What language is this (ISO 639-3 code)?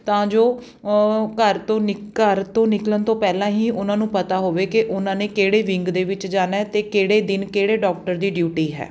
pan